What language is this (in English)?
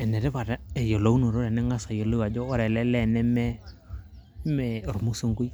Masai